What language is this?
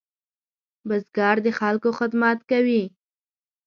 Pashto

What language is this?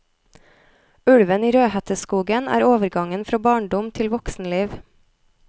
Norwegian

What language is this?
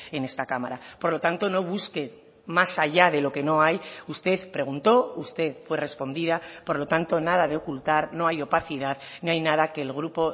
Spanish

